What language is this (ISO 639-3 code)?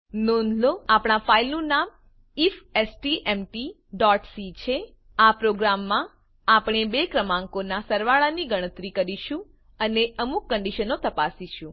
guj